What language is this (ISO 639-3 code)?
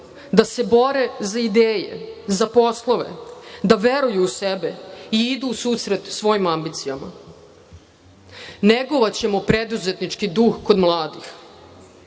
srp